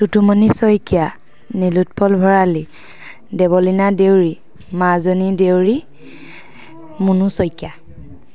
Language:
Assamese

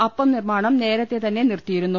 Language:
Malayalam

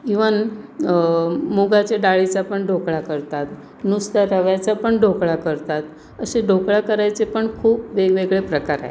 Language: Marathi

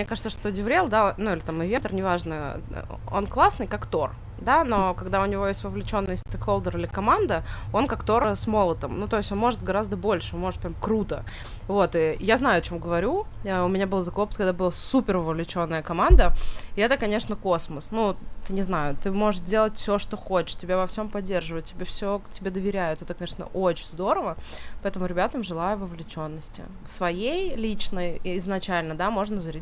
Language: Russian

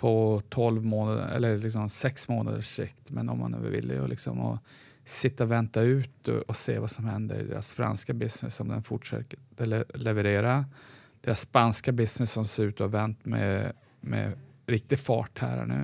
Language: Swedish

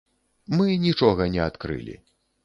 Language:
Belarusian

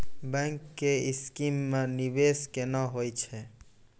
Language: Maithili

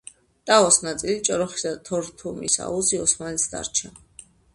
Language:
Georgian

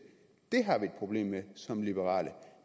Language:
Danish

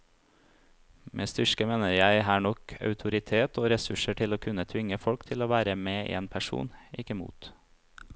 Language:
Norwegian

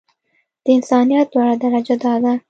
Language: Pashto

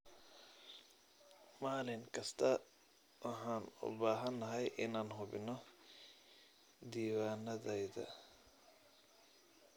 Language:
Somali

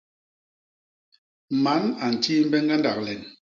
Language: Basaa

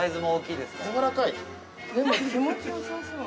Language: Japanese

